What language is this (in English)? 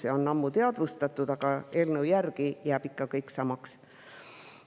Estonian